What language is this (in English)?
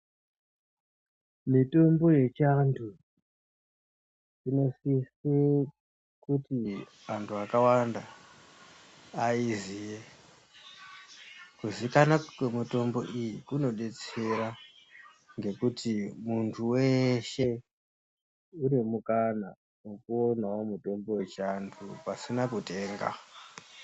Ndau